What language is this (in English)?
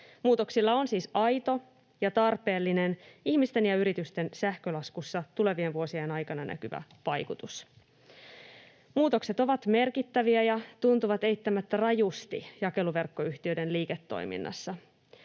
Finnish